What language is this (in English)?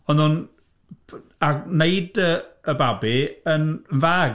Welsh